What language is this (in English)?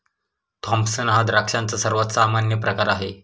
Marathi